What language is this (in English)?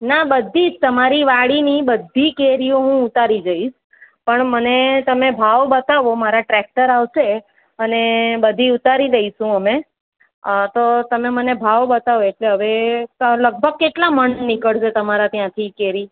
Gujarati